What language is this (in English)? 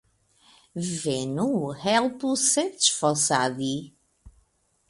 Esperanto